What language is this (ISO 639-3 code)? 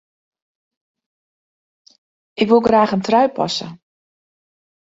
fry